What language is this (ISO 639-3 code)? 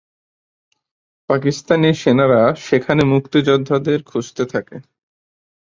ben